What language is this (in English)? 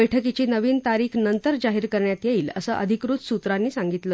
Marathi